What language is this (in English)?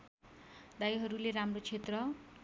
Nepali